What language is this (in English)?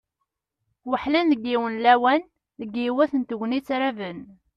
Kabyle